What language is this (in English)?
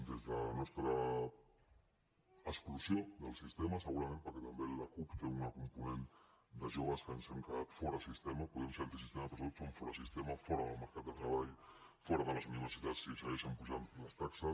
Catalan